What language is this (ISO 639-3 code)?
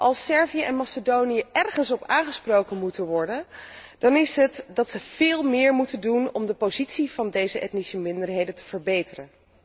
nld